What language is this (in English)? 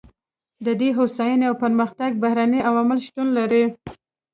Pashto